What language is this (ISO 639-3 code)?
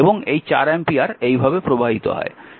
ben